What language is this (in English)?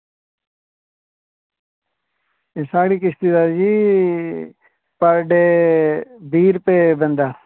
Dogri